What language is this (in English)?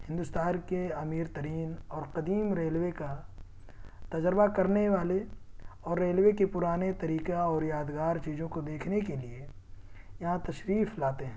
Urdu